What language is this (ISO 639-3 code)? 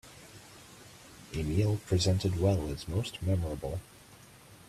eng